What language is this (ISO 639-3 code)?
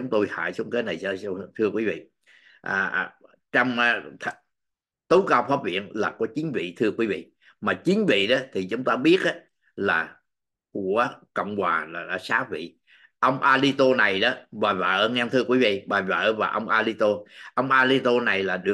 vie